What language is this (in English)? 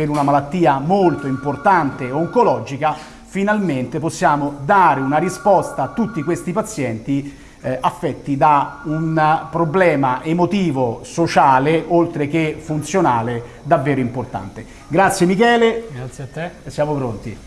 Italian